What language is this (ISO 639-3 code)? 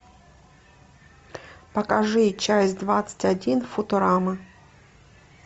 rus